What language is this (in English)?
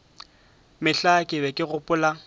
Northern Sotho